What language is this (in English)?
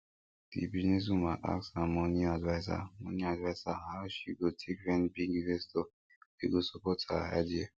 Nigerian Pidgin